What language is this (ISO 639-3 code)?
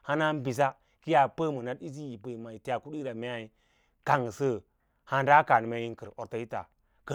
lla